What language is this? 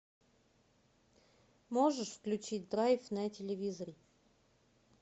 Russian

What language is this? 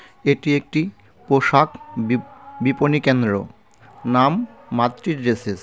Bangla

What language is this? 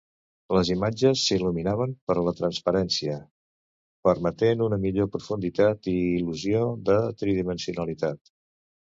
Catalan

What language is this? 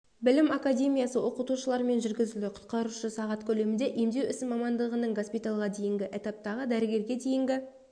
Kazakh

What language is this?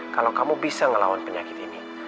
Indonesian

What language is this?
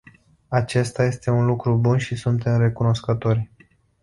Romanian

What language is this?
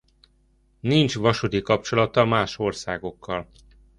Hungarian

